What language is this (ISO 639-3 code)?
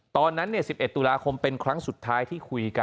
tha